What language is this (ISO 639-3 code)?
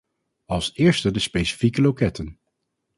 nld